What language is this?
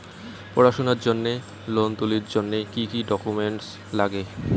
Bangla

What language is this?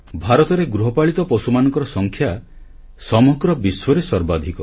Odia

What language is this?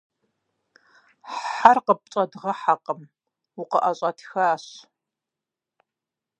Kabardian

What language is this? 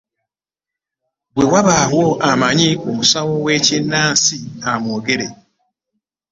Ganda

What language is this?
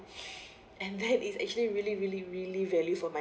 English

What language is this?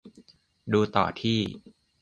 Thai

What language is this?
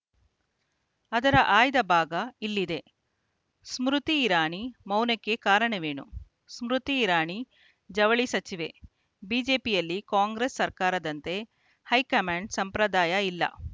Kannada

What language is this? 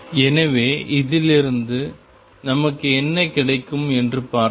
Tamil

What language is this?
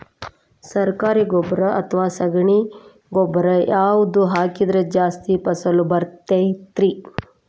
Kannada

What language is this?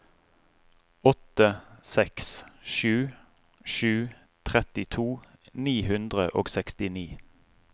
Norwegian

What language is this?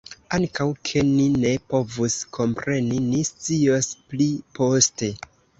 Esperanto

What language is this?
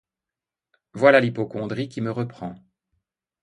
French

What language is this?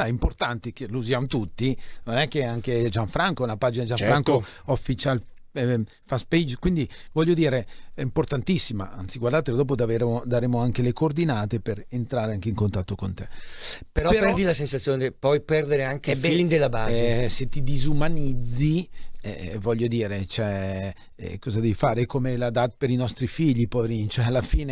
Italian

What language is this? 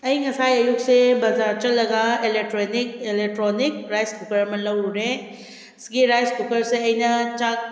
Manipuri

